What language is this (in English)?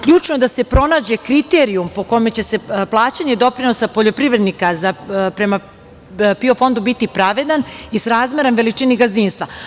Serbian